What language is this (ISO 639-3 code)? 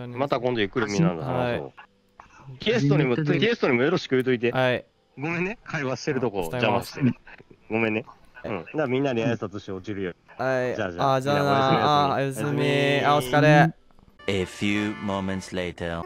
jpn